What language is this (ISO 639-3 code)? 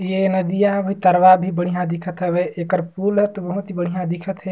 sgj